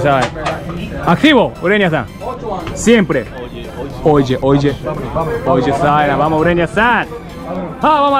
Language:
Spanish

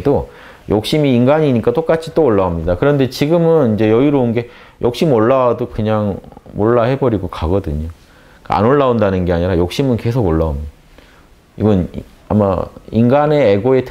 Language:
Korean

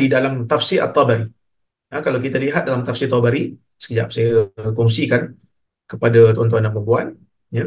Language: Malay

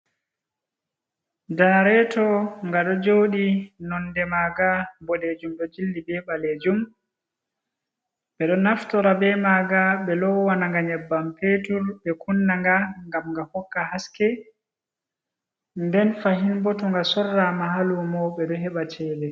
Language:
Fula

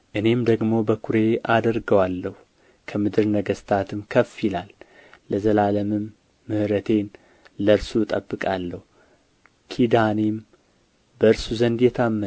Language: Amharic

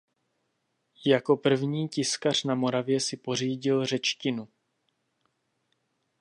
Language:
Czech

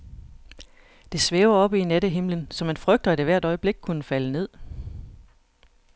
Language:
Danish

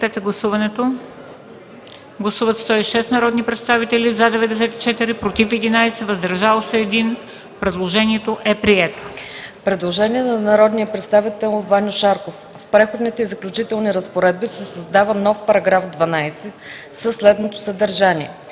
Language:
Bulgarian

